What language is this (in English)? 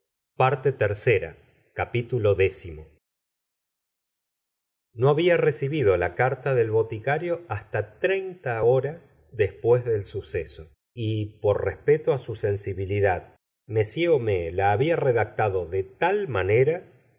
Spanish